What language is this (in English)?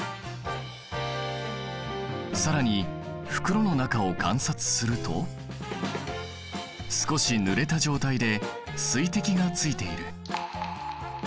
Japanese